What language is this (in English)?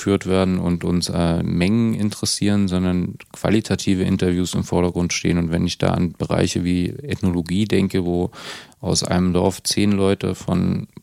German